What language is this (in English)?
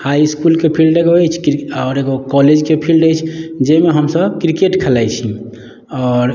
Maithili